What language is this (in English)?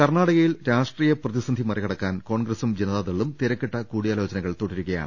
Malayalam